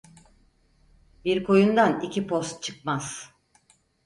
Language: Turkish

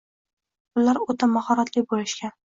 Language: Uzbek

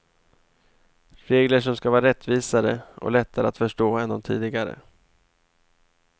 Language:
Swedish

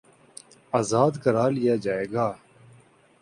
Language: Urdu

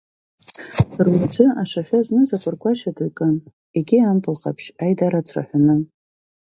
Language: Abkhazian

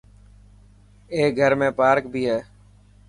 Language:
Dhatki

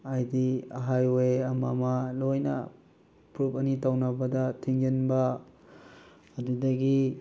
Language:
Manipuri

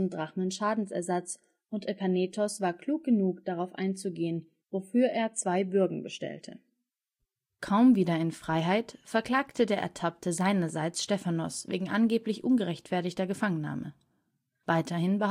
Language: German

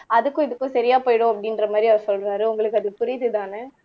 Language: Tamil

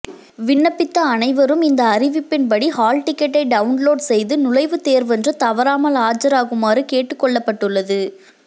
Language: Tamil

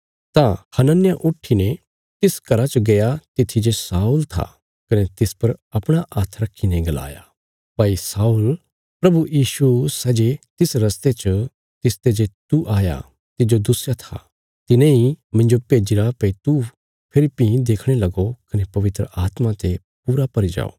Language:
Bilaspuri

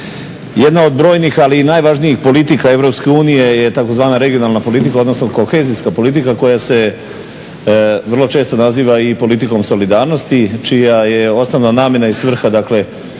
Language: Croatian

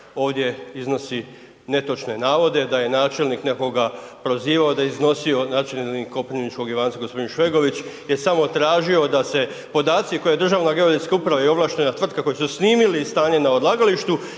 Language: Croatian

